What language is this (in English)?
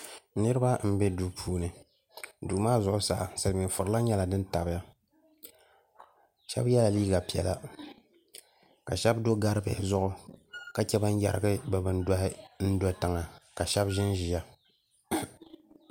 Dagbani